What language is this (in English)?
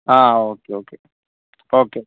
Malayalam